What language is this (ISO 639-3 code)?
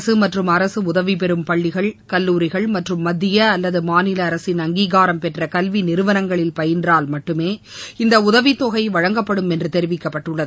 tam